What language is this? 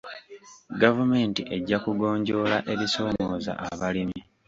Ganda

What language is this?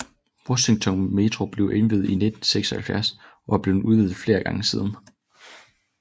Danish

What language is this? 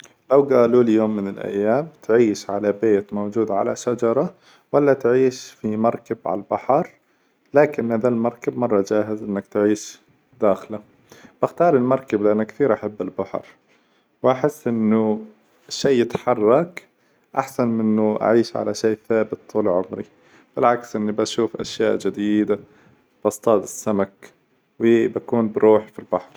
Hijazi Arabic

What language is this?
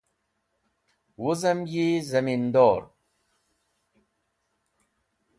Wakhi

